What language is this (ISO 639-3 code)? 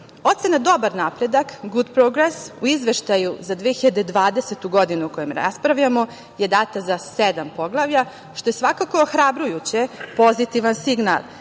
srp